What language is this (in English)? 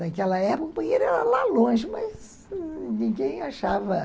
Portuguese